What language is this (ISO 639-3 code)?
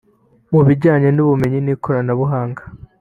kin